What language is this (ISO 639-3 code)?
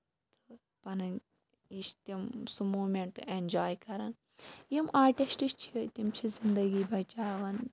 kas